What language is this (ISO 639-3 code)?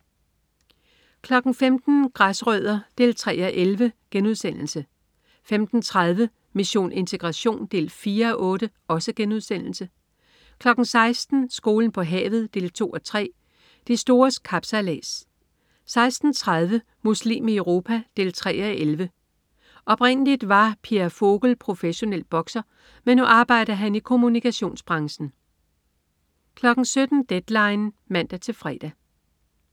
dan